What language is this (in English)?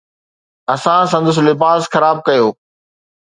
Sindhi